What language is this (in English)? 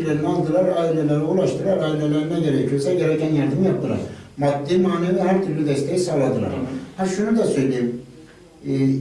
Turkish